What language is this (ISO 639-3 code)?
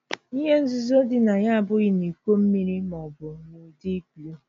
ibo